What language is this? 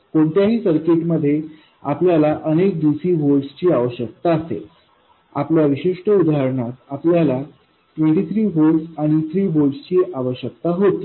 Marathi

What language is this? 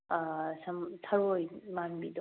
Manipuri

